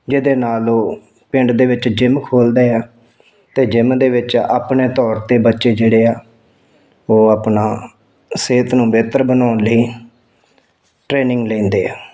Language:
Punjabi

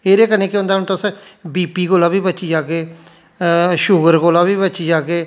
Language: Dogri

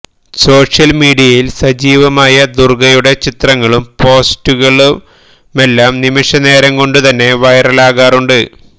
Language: Malayalam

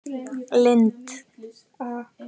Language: Icelandic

